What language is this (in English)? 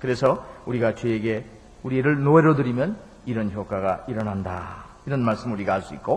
Korean